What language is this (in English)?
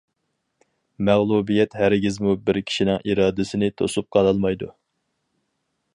Uyghur